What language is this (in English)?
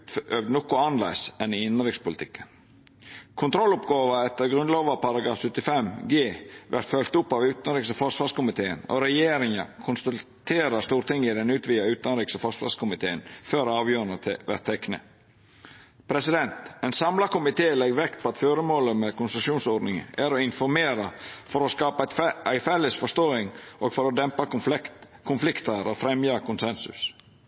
Norwegian Nynorsk